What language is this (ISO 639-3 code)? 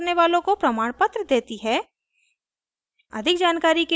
hin